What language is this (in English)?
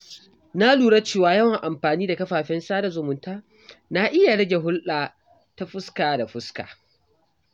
Hausa